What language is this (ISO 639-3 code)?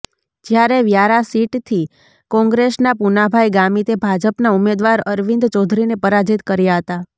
guj